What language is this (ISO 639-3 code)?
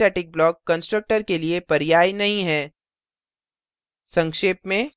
hin